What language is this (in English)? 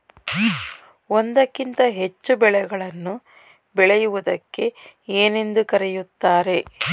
Kannada